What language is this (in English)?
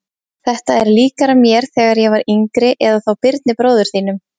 Icelandic